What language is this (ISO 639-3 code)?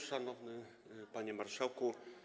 pol